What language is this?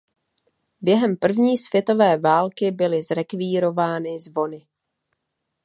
Czech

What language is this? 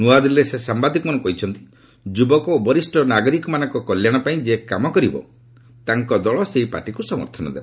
Odia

